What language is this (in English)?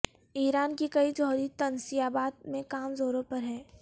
Urdu